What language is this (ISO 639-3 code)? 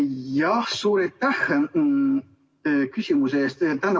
est